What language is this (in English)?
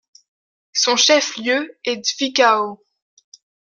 French